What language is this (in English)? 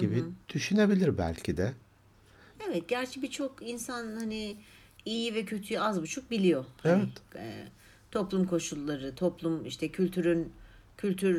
Turkish